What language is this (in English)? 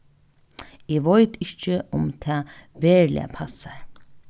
Faroese